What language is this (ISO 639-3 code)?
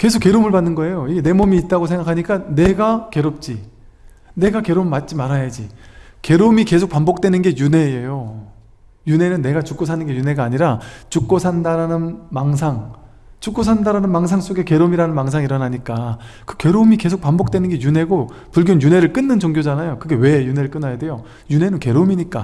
kor